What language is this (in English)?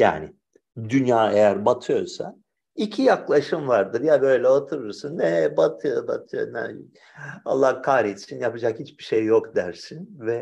Turkish